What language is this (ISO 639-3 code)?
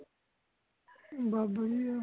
pan